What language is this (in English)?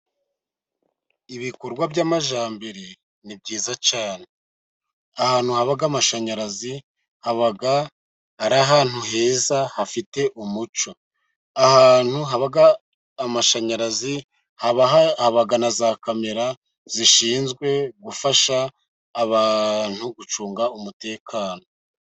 Kinyarwanda